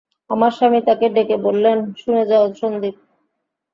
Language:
Bangla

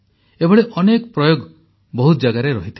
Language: Odia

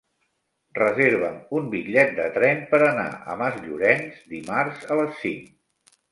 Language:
Catalan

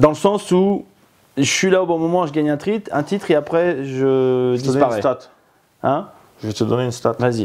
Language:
French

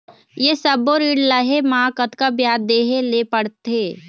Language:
Chhattisgarhi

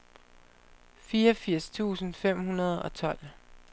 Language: Danish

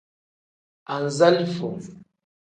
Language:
Tem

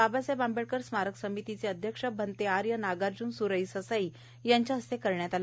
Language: Marathi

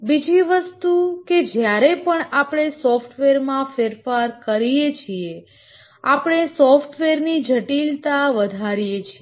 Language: Gujarati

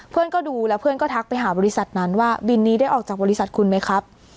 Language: Thai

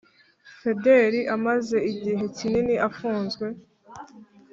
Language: Kinyarwanda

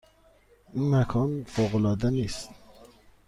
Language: Persian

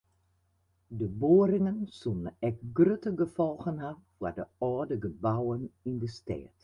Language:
Western Frisian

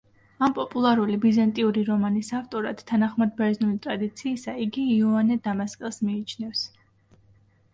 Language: Georgian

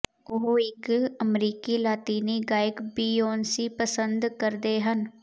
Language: Punjabi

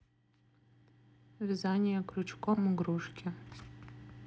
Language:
Russian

